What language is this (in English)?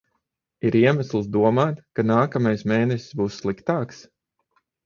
Latvian